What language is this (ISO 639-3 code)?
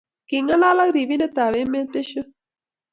kln